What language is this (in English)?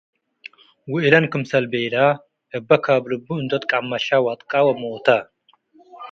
Tigre